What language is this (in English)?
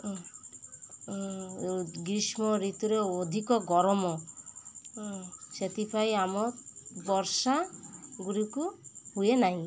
Odia